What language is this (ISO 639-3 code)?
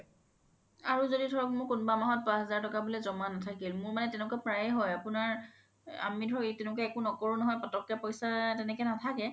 asm